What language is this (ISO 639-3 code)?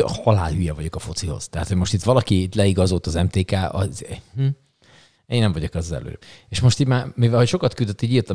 hun